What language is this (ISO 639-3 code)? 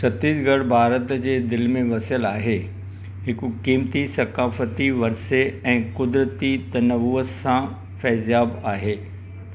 snd